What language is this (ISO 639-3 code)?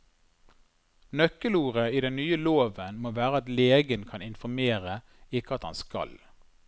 nor